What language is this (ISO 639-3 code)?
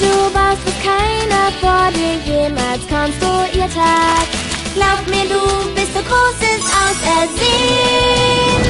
deu